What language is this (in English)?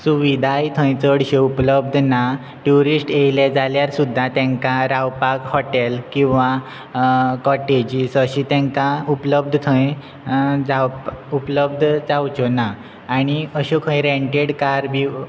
Konkani